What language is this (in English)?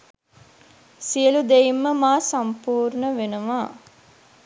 Sinhala